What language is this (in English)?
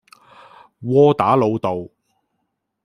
Cantonese